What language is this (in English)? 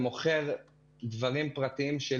Hebrew